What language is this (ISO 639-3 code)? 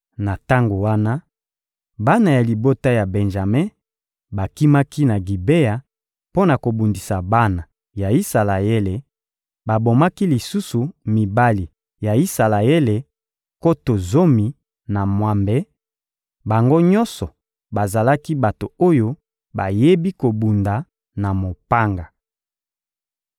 lin